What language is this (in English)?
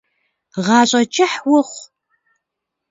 Kabardian